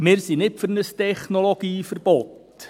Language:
Swiss German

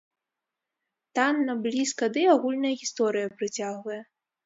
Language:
Belarusian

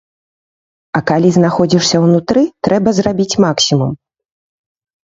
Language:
Belarusian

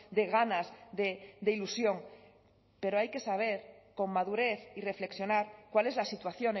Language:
Spanish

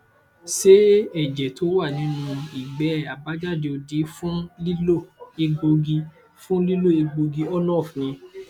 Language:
Yoruba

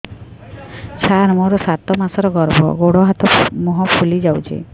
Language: Odia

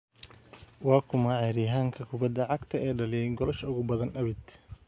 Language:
Somali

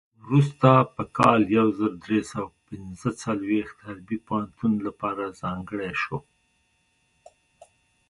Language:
Pashto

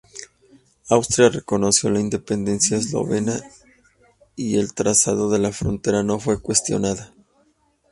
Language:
Spanish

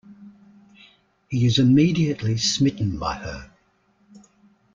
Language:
English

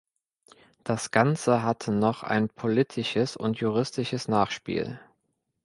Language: German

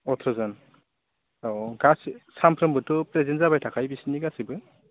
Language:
Bodo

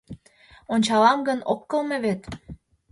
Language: Mari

